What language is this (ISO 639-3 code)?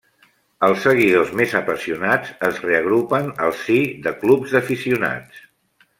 cat